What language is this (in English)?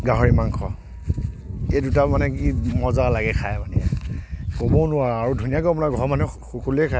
Assamese